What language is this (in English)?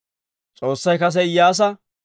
Dawro